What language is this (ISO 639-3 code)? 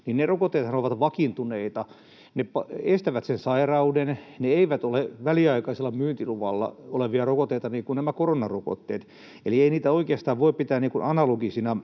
fin